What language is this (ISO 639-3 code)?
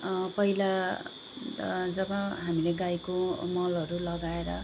nep